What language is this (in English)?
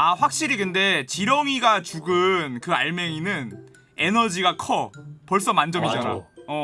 Korean